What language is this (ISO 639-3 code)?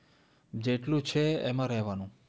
guj